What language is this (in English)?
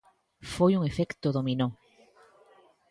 Galician